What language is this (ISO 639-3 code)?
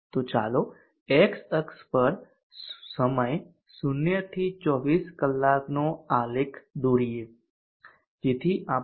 guj